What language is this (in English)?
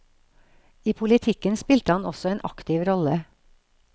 Norwegian